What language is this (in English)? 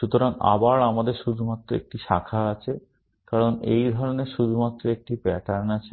Bangla